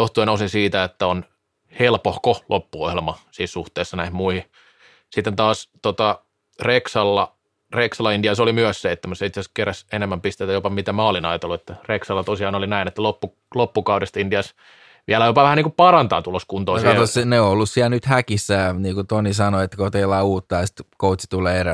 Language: Finnish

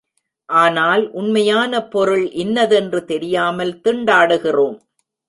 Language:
Tamil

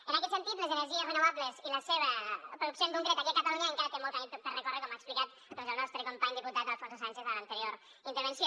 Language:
Catalan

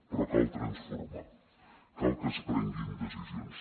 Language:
Catalan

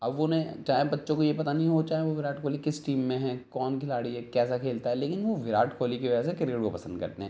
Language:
Urdu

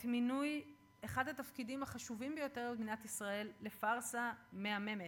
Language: Hebrew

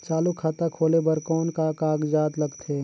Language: Chhattisgarhi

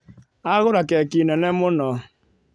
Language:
Kikuyu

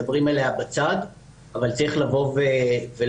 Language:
Hebrew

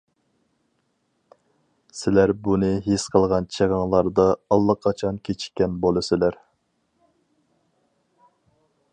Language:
Uyghur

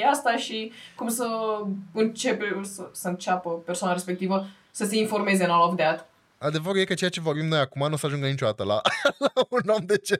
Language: Romanian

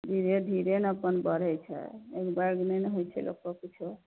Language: Maithili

